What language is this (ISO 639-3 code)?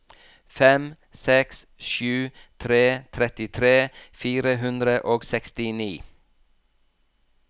nor